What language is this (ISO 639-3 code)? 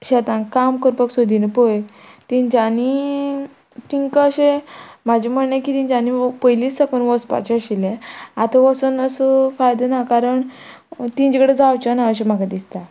kok